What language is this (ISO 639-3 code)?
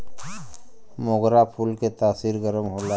bho